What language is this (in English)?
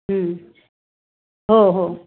Marathi